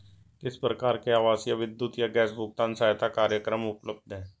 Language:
Hindi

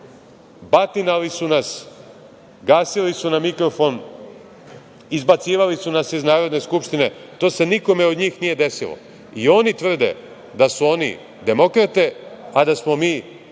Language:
Serbian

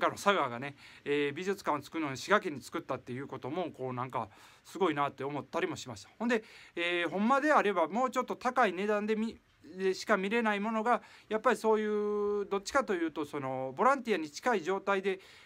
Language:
Japanese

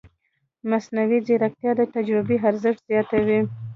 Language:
Pashto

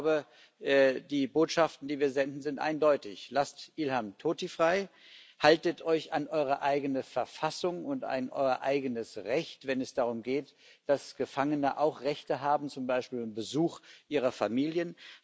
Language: German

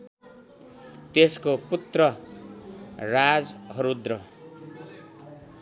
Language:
Nepali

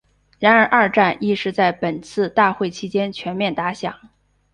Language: Chinese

